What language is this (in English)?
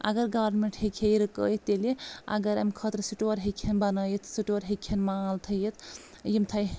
Kashmiri